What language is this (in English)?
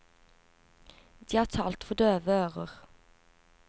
Norwegian